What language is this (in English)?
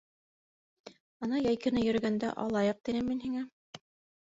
Bashkir